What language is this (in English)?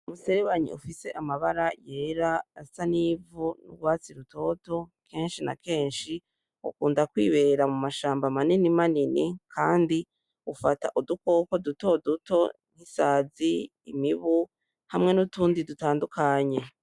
Rundi